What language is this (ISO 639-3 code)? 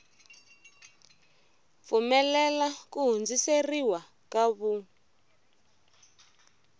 tso